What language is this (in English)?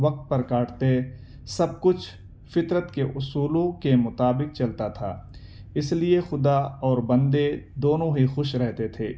Urdu